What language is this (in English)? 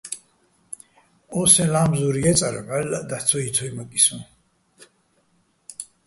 Bats